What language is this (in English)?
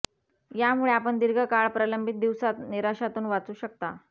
Marathi